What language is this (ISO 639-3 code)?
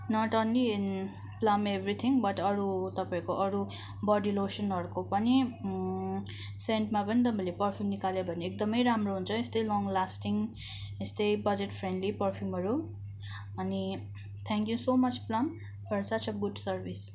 nep